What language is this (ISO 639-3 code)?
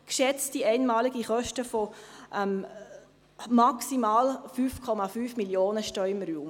gsw